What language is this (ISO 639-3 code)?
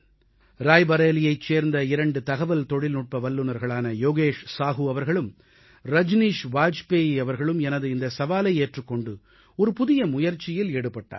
tam